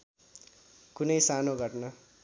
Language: Nepali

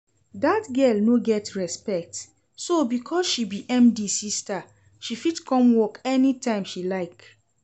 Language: Nigerian Pidgin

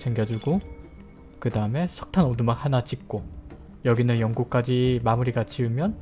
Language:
Korean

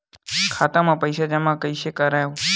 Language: Chhattisgarhi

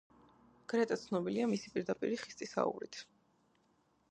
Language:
Georgian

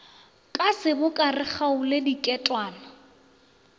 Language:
Northern Sotho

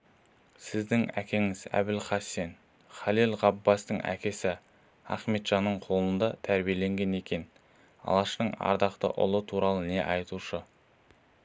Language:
Kazakh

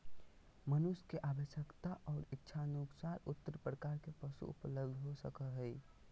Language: Magahi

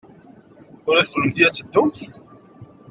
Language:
Kabyle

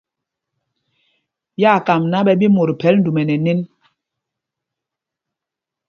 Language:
Mpumpong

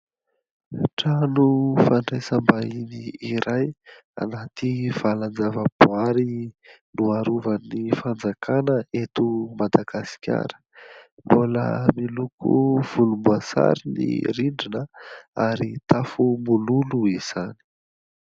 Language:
Malagasy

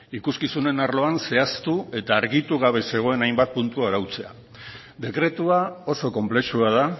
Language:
Basque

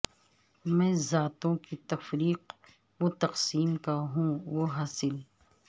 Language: Urdu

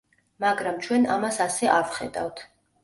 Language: Georgian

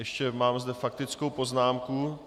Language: Czech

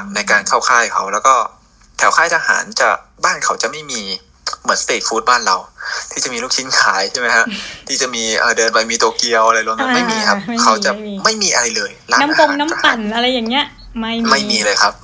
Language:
Thai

